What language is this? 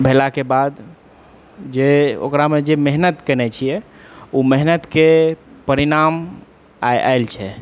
Maithili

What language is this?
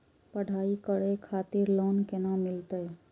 Maithili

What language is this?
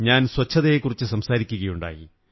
Malayalam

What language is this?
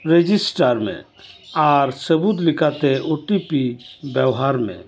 Santali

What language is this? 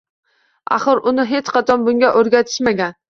Uzbek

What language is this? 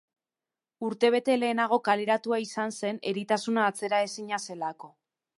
Basque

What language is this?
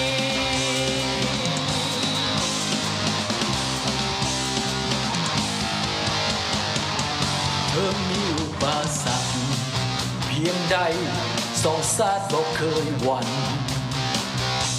Thai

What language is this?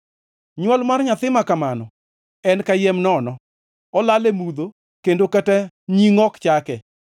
Luo (Kenya and Tanzania)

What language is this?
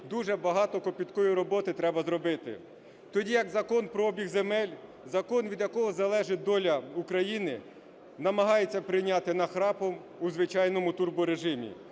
Ukrainian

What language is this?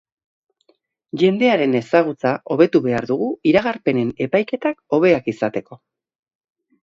Basque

